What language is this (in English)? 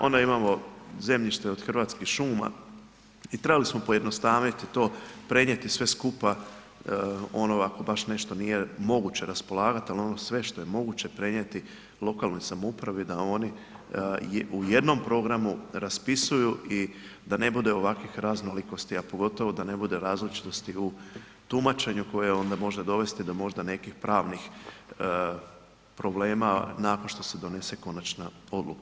Croatian